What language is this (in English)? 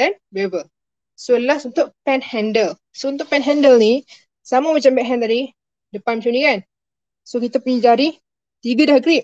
Malay